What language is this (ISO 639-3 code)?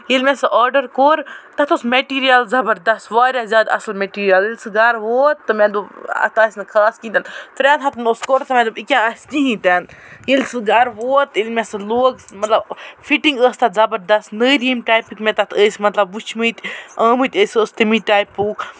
kas